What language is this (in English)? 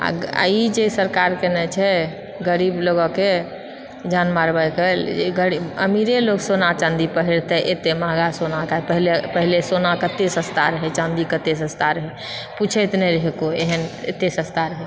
Maithili